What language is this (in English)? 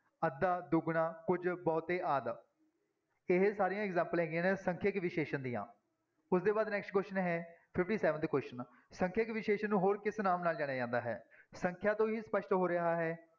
Punjabi